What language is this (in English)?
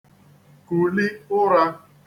Igbo